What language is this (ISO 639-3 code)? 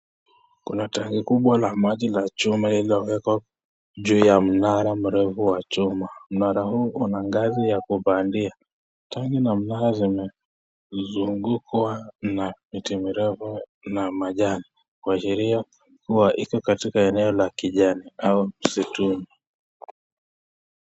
swa